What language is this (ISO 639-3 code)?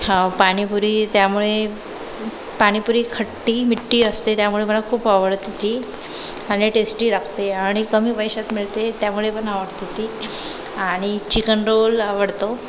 mar